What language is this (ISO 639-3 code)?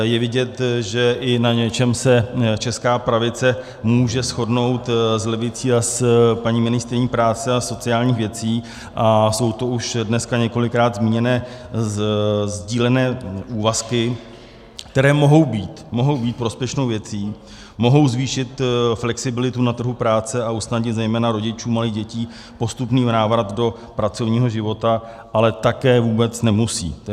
ces